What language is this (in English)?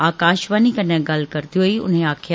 Dogri